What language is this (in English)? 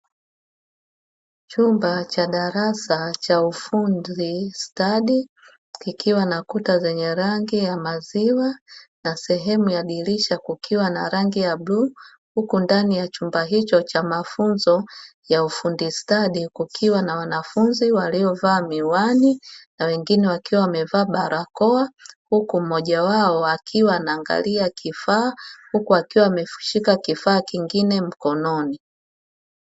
Swahili